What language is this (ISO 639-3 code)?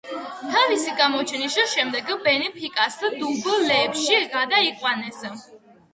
kat